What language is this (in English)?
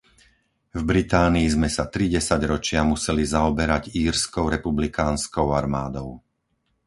Slovak